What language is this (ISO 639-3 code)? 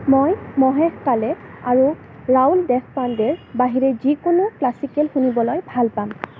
asm